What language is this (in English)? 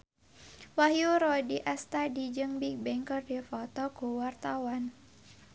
Sundanese